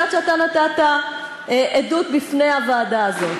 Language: Hebrew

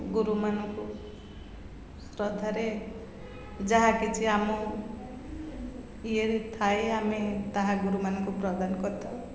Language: Odia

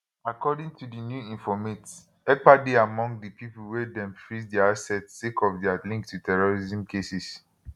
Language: Nigerian Pidgin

